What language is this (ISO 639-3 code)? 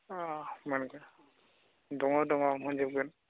brx